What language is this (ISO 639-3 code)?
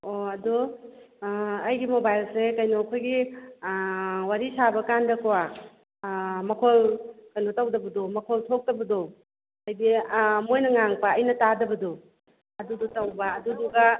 mni